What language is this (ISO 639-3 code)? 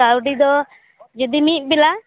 sat